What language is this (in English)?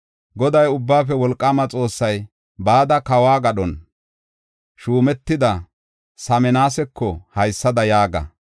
Gofa